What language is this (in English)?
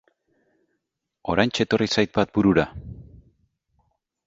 Basque